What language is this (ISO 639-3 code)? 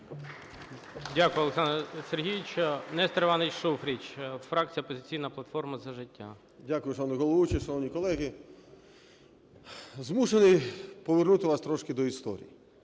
ukr